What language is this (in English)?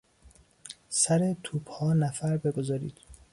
Persian